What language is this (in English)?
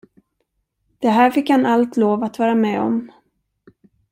Swedish